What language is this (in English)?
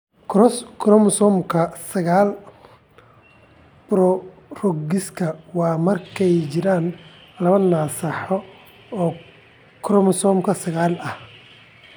Somali